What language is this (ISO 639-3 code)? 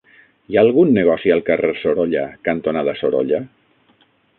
cat